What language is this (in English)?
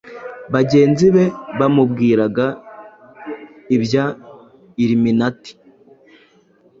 Kinyarwanda